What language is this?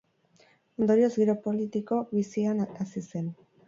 Basque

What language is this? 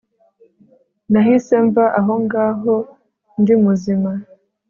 Kinyarwanda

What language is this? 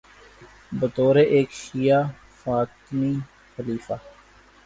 Urdu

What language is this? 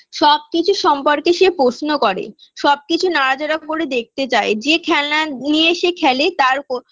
Bangla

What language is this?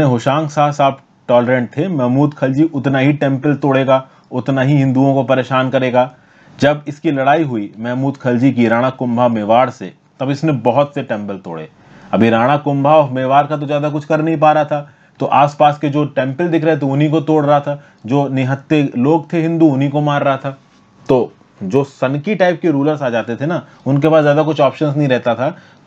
Hindi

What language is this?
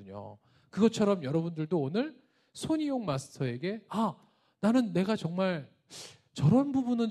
Korean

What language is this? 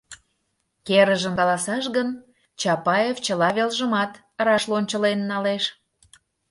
Mari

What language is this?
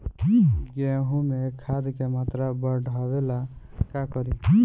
Bhojpuri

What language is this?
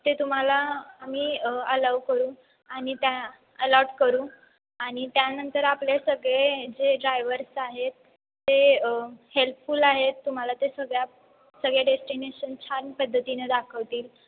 Marathi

